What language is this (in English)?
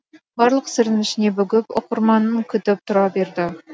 Kazakh